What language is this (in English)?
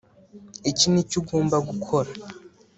Kinyarwanda